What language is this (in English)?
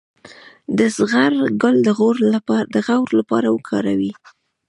Pashto